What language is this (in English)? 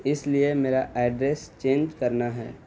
Urdu